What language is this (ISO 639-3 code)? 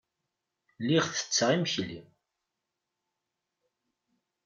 kab